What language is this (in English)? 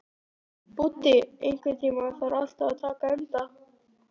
Icelandic